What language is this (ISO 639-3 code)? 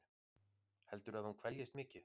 isl